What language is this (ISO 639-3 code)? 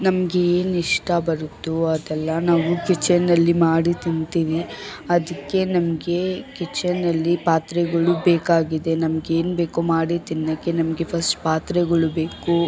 kan